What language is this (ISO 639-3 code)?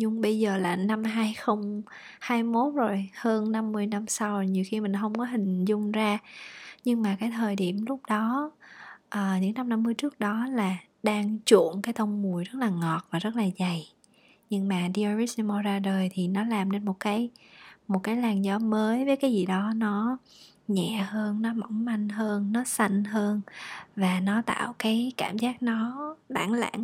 vie